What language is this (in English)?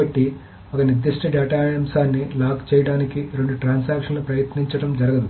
Telugu